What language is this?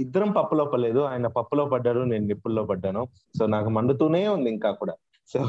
Telugu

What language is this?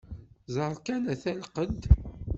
Kabyle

